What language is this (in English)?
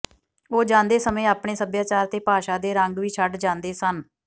Punjabi